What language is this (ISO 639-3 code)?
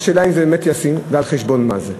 heb